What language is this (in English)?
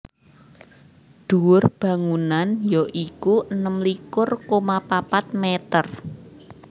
Javanese